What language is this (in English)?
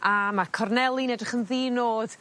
Welsh